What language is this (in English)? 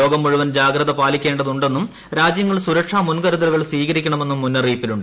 Malayalam